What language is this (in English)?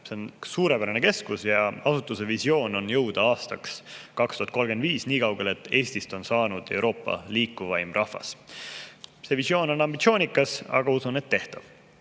Estonian